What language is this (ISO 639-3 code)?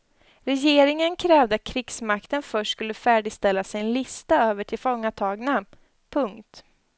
swe